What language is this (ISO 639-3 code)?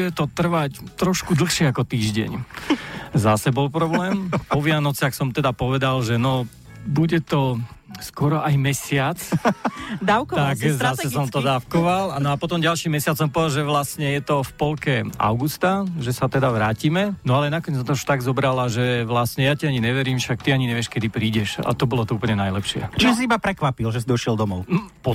slk